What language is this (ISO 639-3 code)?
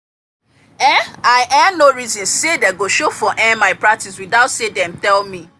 pcm